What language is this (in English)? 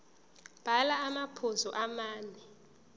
Zulu